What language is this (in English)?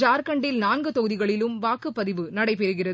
Tamil